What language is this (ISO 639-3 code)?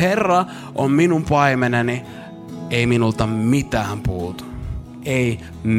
fin